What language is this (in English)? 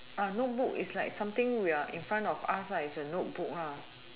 English